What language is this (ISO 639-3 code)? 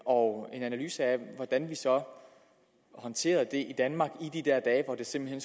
dan